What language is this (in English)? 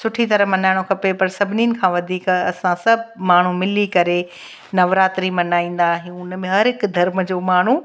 Sindhi